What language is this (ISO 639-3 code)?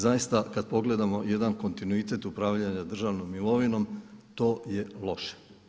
hrv